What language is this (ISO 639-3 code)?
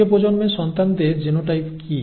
ben